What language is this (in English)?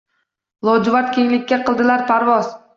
Uzbek